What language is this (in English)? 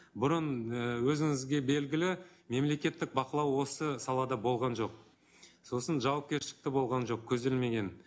Kazakh